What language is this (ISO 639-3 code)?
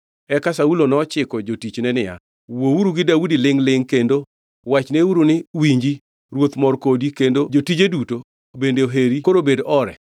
luo